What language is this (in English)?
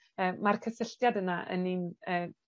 Welsh